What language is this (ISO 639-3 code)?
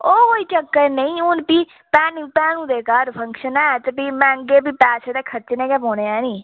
doi